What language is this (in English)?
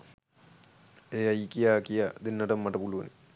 Sinhala